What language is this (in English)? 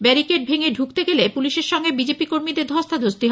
Bangla